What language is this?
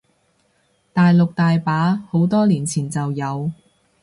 Cantonese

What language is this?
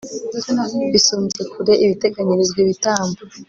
Kinyarwanda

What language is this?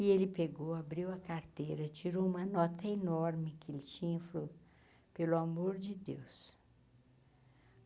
Portuguese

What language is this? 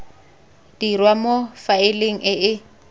Tswana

